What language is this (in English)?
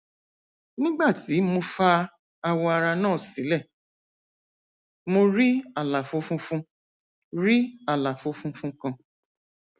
Yoruba